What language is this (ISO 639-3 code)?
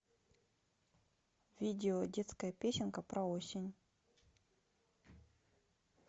rus